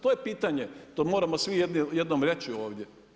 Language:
Croatian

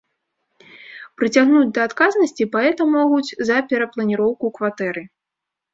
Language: Belarusian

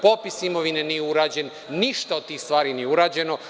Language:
Serbian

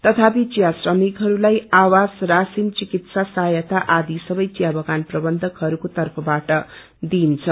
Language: Nepali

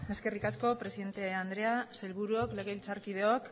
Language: Basque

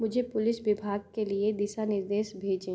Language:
Hindi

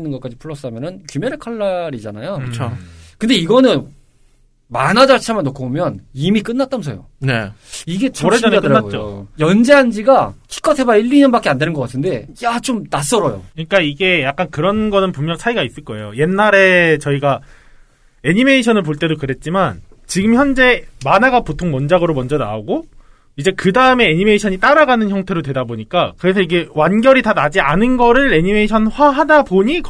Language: Korean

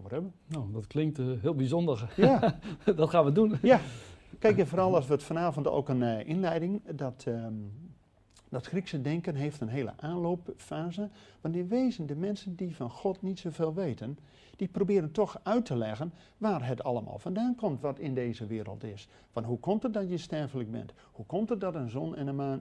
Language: Dutch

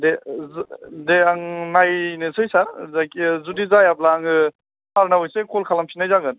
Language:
Bodo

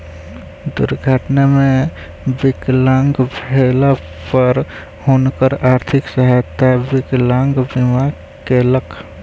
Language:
Maithili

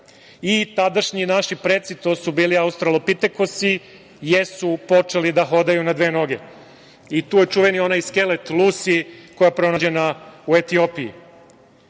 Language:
Serbian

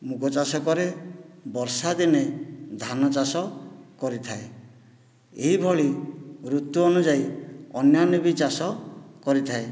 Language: Odia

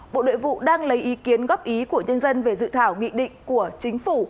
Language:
Vietnamese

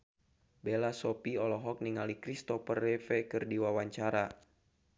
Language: Sundanese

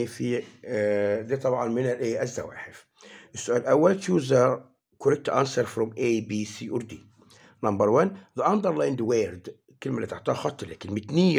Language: Arabic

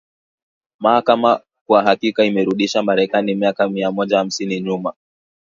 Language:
Swahili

